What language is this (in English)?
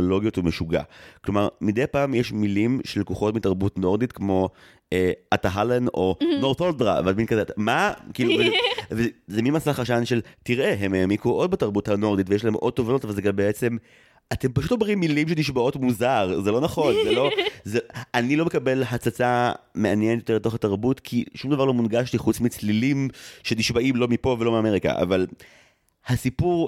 Hebrew